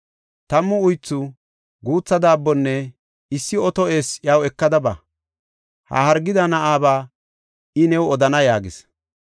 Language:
Gofa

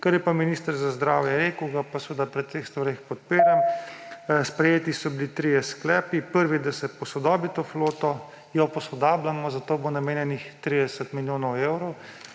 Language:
Slovenian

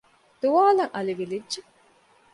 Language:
Divehi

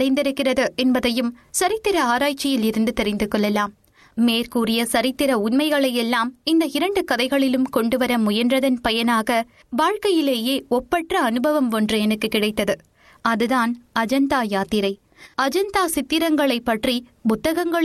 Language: Tamil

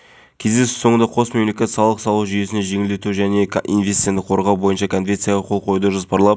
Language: Kazakh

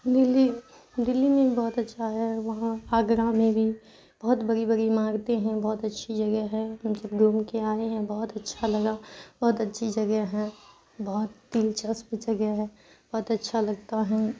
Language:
Urdu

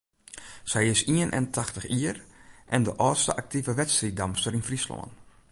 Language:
Western Frisian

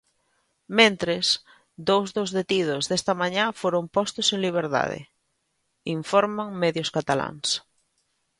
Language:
Galician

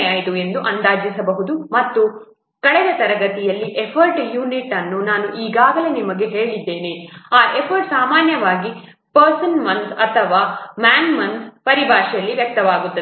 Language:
Kannada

